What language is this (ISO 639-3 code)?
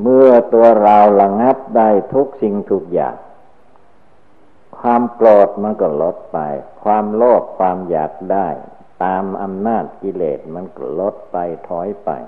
tha